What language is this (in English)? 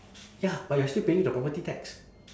English